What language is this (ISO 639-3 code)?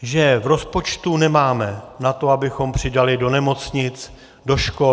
ces